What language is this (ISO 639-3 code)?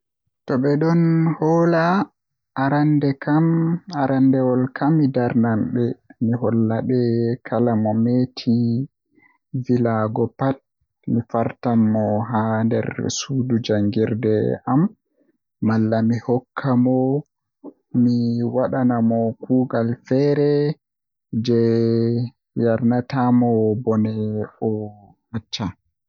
fuh